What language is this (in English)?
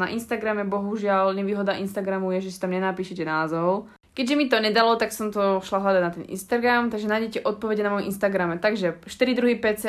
Slovak